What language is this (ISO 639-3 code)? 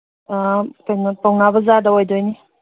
mni